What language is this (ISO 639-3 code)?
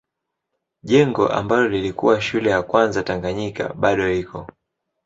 swa